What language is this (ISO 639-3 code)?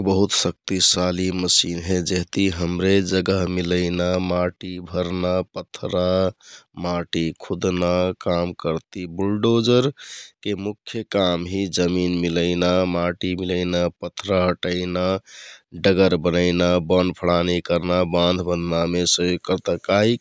tkt